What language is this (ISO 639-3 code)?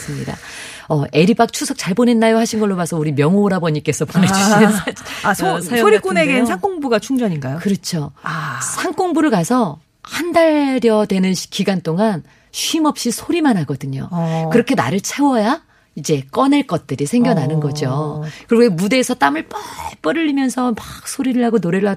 kor